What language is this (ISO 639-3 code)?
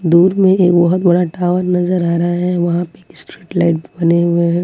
hin